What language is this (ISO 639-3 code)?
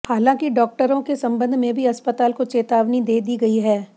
hin